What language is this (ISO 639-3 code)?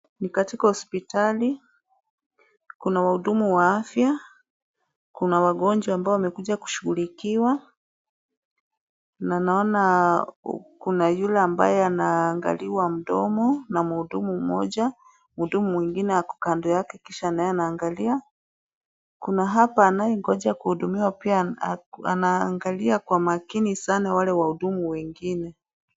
swa